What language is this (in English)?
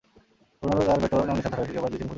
Bangla